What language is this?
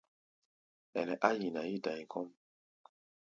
Gbaya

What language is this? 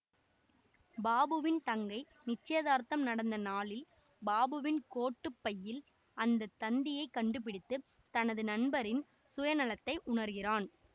Tamil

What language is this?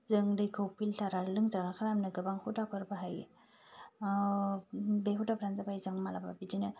Bodo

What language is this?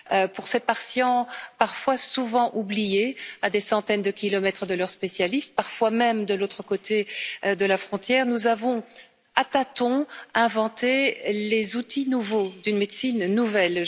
French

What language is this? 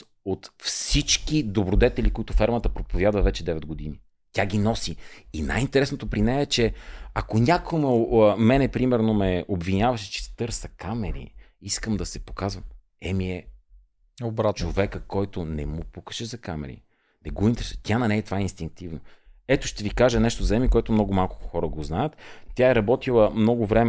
Bulgarian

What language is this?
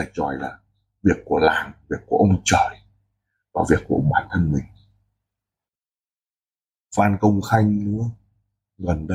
Vietnamese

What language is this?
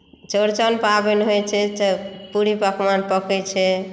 Maithili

